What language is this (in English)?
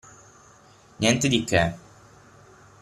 Italian